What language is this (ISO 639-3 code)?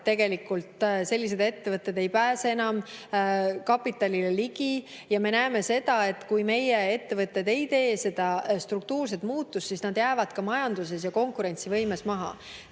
est